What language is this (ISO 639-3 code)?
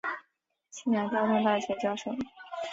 zho